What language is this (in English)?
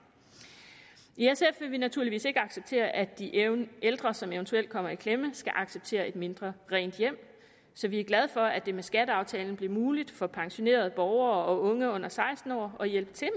Danish